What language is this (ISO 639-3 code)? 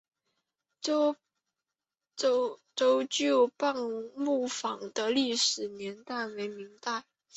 zho